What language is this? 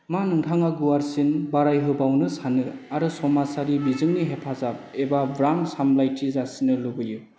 Bodo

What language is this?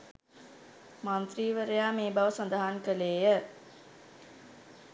Sinhala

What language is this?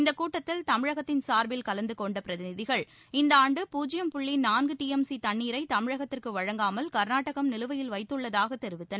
Tamil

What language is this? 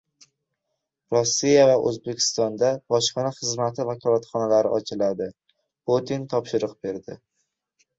Uzbek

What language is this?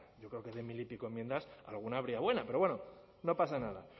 Spanish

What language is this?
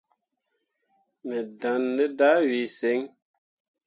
Mundang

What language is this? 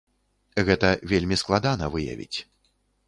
Belarusian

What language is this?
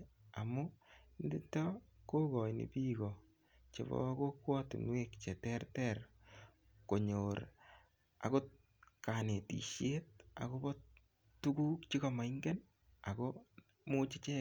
Kalenjin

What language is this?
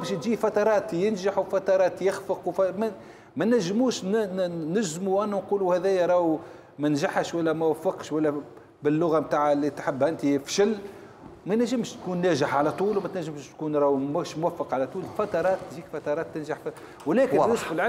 Arabic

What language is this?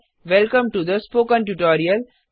Hindi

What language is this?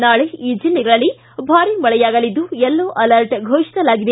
Kannada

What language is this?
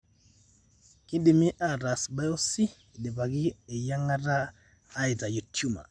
Masai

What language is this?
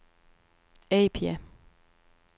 Danish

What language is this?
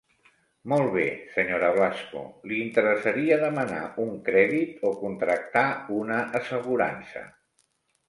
Catalan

